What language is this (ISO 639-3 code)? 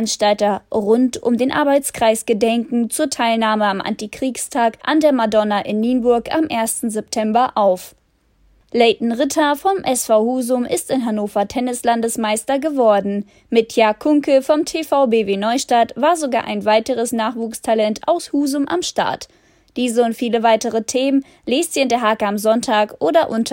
deu